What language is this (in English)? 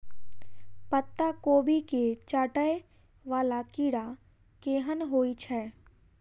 Maithili